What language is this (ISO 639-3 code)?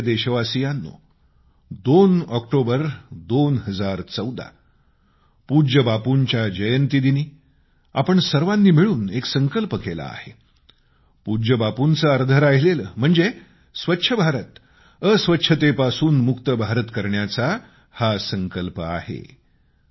mar